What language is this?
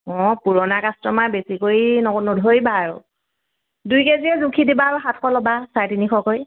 Assamese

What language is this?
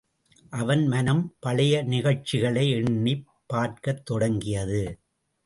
Tamil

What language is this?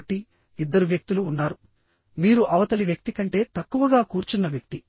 Telugu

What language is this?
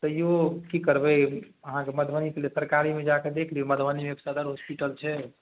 Maithili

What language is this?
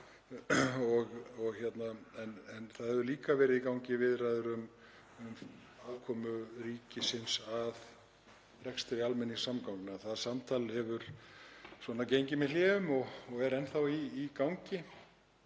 Icelandic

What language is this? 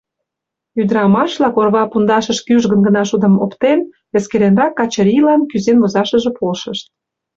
Mari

